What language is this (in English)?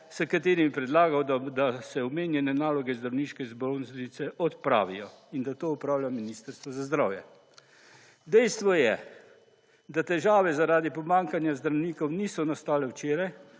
Slovenian